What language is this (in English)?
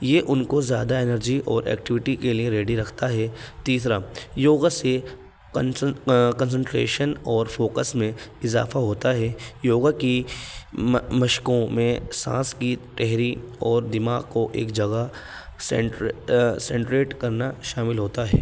Urdu